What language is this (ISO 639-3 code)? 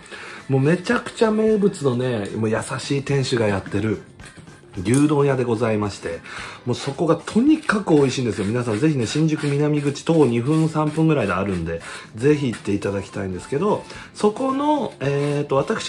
jpn